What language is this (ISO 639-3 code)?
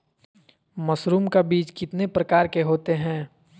mag